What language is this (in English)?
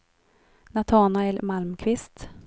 Swedish